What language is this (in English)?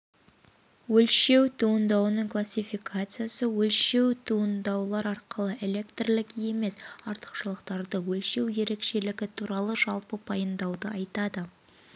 Kazakh